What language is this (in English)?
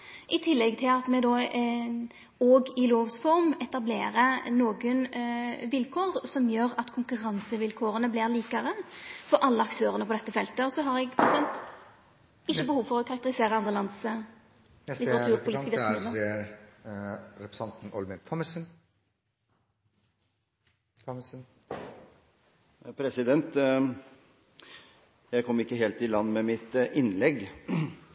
Norwegian